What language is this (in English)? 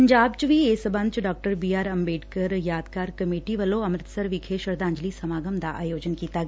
Punjabi